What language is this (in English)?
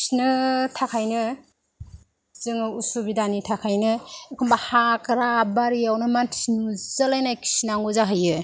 Bodo